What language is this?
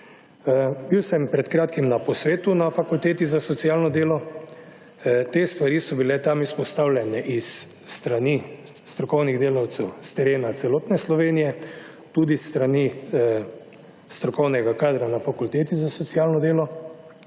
Slovenian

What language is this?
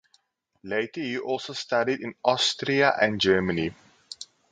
English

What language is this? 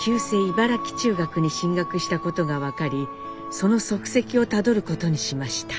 Japanese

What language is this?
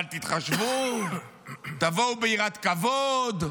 Hebrew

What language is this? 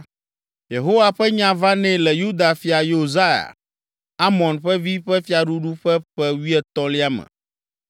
Ewe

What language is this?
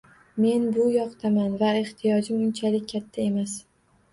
Uzbek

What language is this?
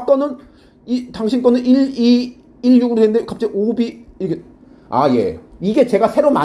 Korean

